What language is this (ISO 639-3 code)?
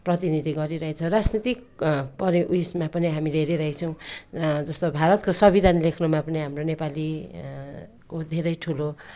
nep